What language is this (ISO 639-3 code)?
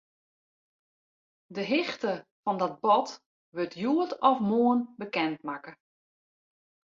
fry